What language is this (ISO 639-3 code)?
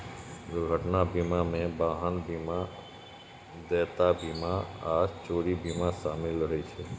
mai